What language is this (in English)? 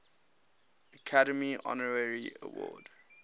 English